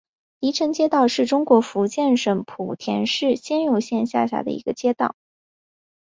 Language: Chinese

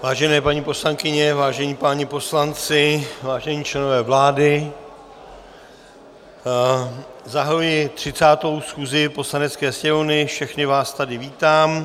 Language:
Czech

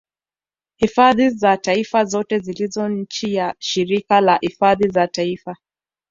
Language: Swahili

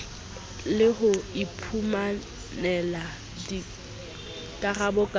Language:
Southern Sotho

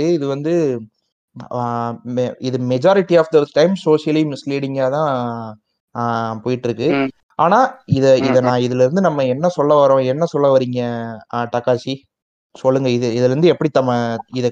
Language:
Tamil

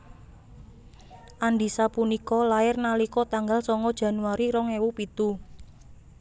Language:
Javanese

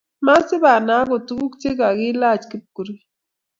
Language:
Kalenjin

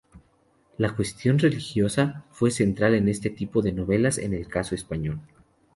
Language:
Spanish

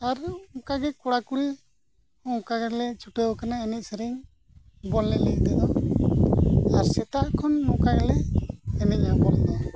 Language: Santali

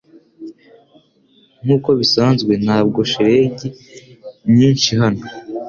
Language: Kinyarwanda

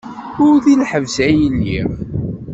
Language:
Kabyle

